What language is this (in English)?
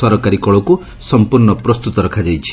Odia